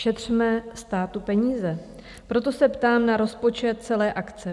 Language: Czech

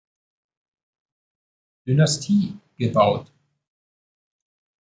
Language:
German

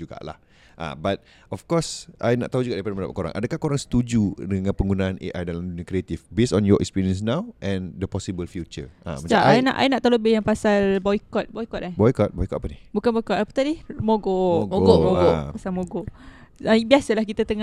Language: Malay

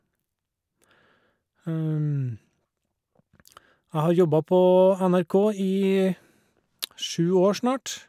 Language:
Norwegian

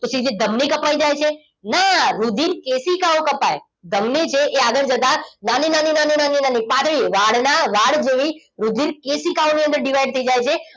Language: Gujarati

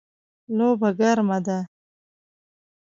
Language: Pashto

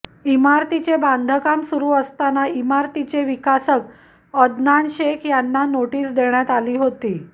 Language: Marathi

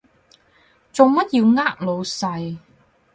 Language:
Cantonese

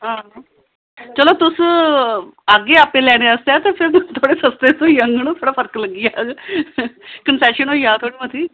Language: Dogri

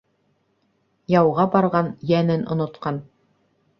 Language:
Bashkir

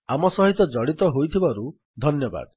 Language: Odia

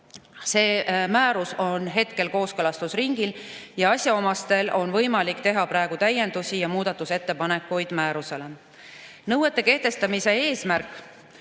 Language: Estonian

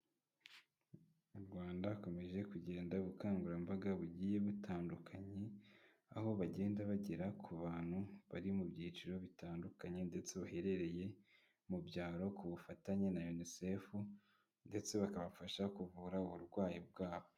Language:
Kinyarwanda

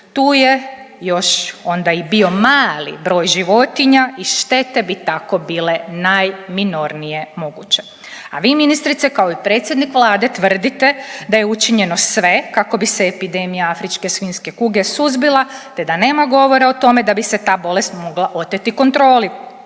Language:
Croatian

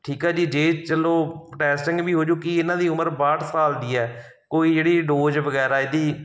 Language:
Punjabi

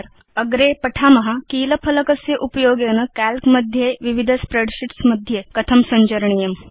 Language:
Sanskrit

